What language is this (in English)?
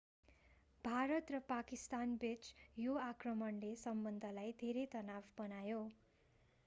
Nepali